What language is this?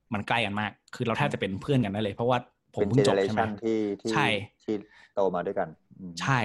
Thai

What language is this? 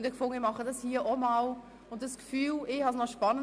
Swiss German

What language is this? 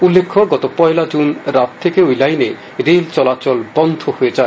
Bangla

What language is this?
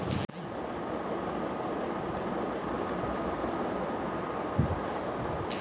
Bangla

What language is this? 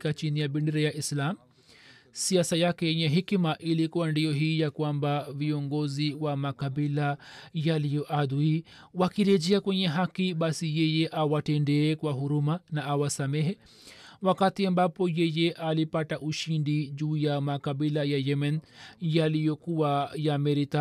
Swahili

